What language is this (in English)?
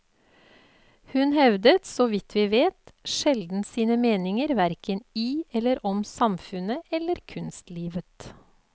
Norwegian